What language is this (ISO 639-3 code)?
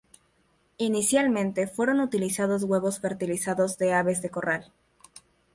spa